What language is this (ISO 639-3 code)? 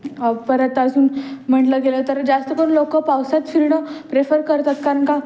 mar